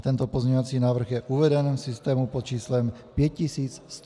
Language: Czech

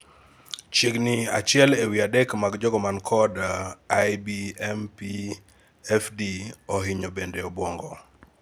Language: Luo (Kenya and Tanzania)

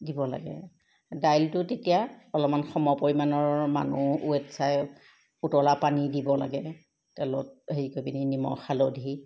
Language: Assamese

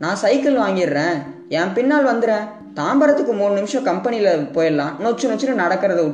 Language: Gujarati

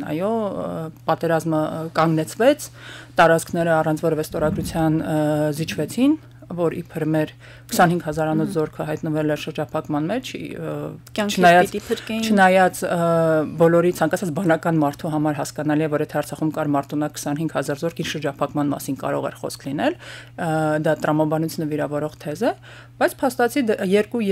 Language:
Romanian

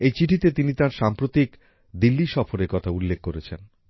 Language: Bangla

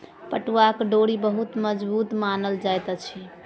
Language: Maithili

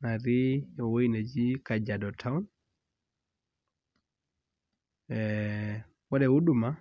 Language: Masai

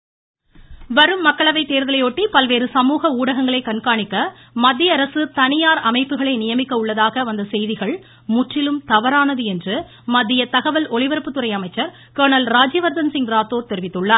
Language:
Tamil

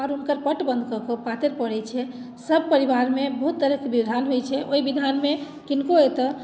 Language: Maithili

